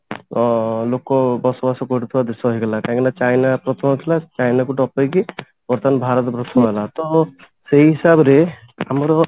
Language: Odia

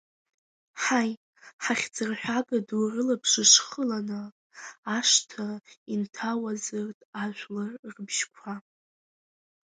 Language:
Abkhazian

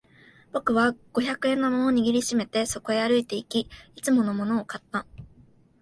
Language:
Japanese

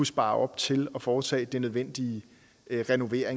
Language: Danish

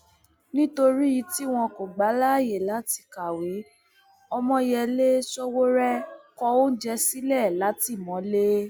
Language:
Yoruba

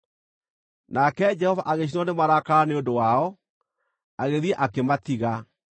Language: Kikuyu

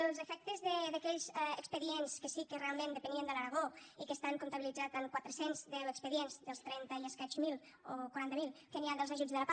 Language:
Catalan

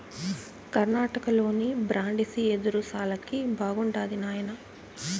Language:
Telugu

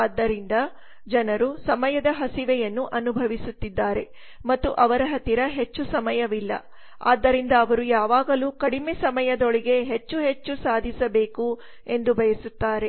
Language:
Kannada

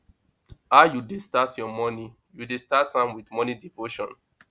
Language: Nigerian Pidgin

